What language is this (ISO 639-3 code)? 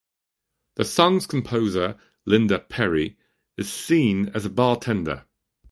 eng